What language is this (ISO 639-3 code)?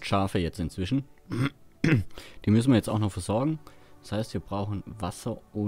deu